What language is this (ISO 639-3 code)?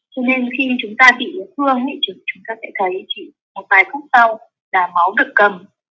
vie